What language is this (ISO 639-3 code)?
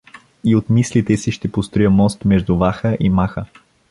bul